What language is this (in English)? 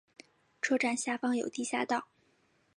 Chinese